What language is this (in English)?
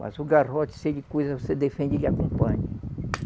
Portuguese